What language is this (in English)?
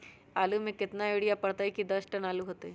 Magahi